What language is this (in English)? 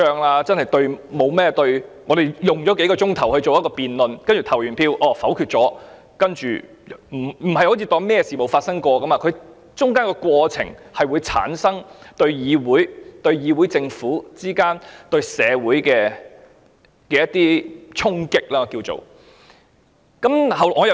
Cantonese